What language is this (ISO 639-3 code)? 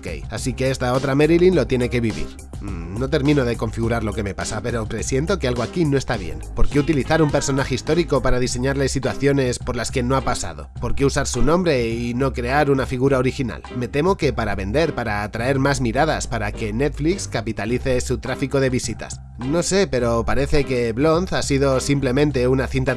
spa